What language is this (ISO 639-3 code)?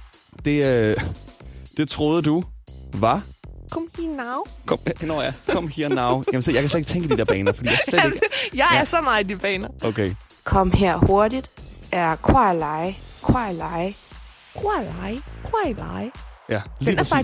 dan